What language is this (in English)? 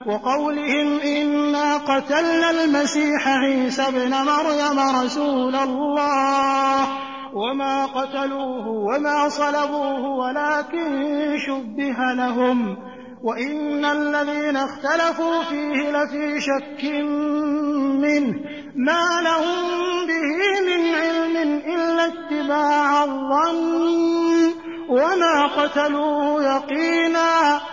Arabic